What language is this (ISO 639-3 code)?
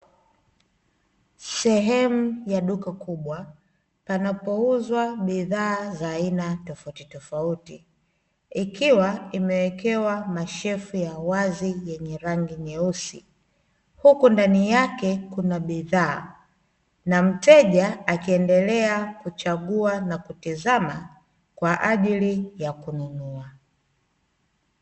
swa